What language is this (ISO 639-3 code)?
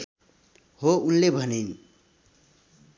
nep